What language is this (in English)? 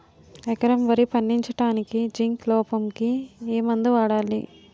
Telugu